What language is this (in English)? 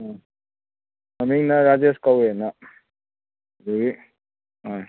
Manipuri